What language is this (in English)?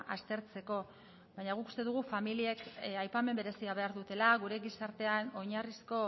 Basque